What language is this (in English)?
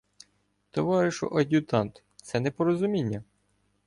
Ukrainian